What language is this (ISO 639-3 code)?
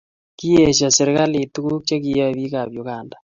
kln